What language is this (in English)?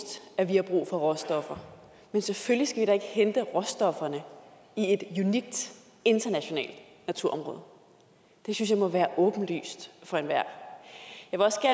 Danish